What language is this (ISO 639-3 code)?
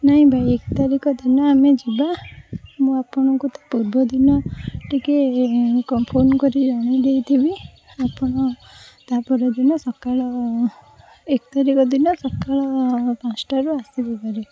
ori